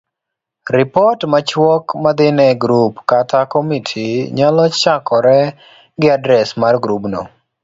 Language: Luo (Kenya and Tanzania)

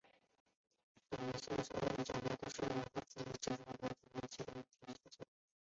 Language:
Chinese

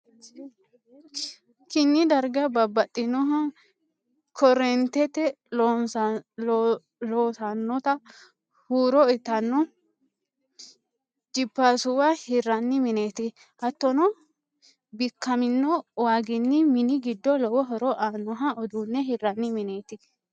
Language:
Sidamo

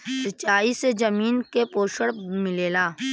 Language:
Bhojpuri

